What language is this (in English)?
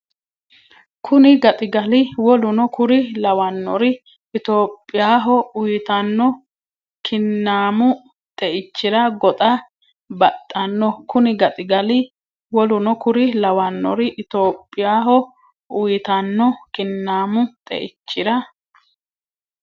Sidamo